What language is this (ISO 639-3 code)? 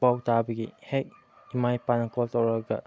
mni